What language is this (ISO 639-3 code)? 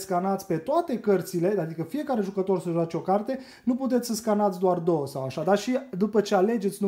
ron